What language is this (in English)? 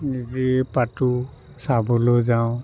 Assamese